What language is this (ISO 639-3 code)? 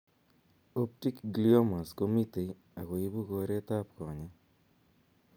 kln